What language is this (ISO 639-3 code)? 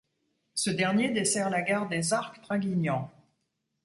fra